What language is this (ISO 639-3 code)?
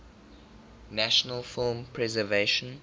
eng